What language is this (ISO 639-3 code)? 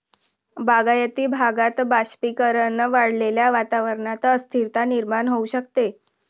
mar